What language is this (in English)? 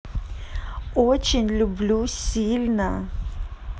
Russian